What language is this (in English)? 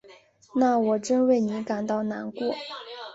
Chinese